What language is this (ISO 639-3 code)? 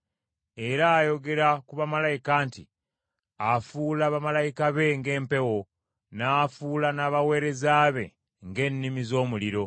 lug